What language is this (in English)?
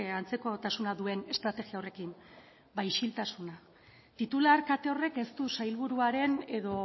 Basque